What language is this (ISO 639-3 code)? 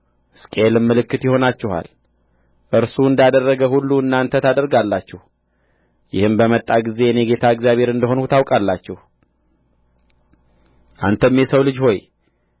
amh